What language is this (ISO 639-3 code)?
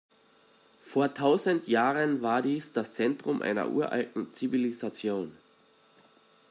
deu